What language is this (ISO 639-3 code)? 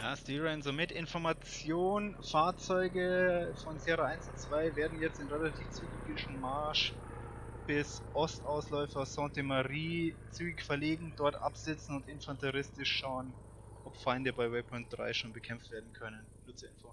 deu